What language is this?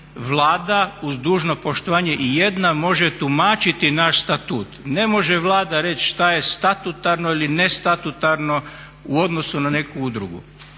Croatian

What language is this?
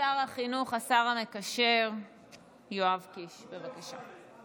Hebrew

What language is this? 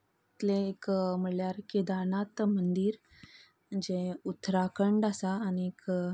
Konkani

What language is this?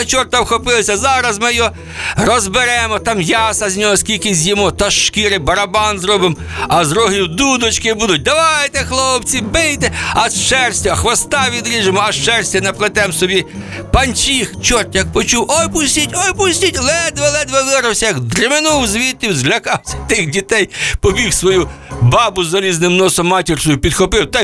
Ukrainian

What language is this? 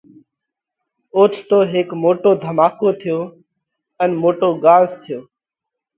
Parkari Koli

